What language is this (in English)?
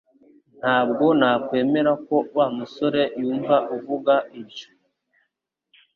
Kinyarwanda